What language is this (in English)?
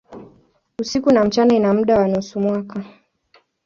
Swahili